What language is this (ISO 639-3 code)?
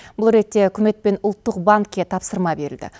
kaz